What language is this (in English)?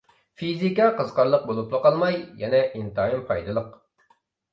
Uyghur